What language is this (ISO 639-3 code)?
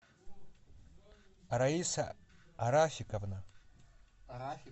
rus